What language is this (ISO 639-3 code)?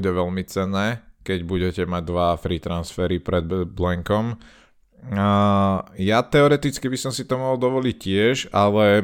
slk